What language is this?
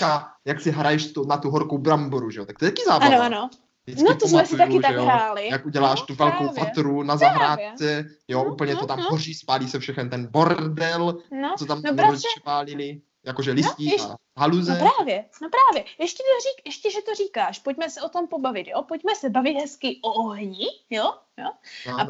Czech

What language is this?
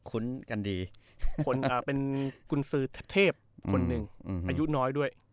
Thai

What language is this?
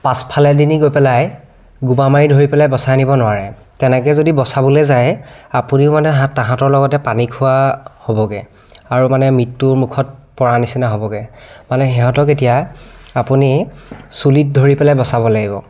Assamese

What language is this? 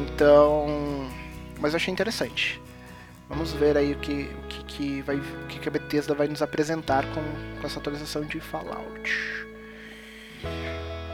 Portuguese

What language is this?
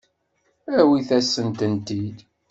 Kabyle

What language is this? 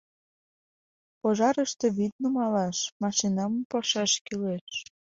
Mari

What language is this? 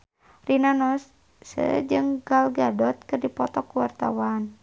Sundanese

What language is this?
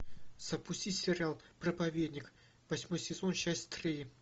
Russian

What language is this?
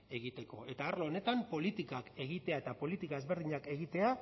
Basque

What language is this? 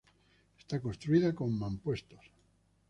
Spanish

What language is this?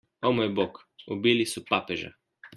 Slovenian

